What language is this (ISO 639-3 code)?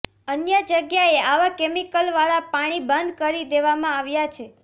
guj